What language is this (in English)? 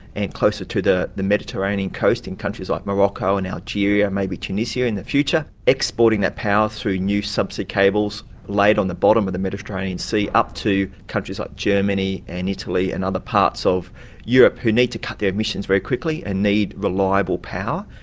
English